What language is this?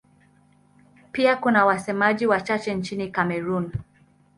Swahili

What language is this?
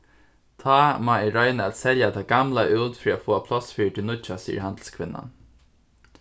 Faroese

